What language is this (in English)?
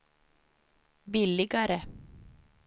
Swedish